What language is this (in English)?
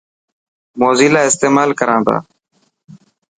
Dhatki